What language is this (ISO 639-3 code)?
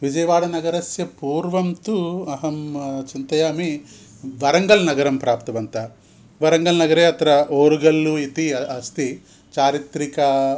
san